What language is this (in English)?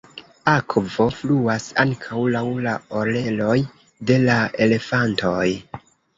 Esperanto